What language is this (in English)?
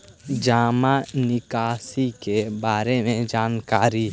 Magahi